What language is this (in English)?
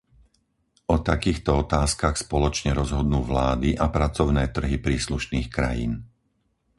Slovak